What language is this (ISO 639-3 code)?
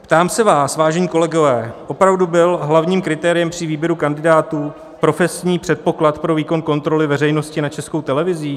ces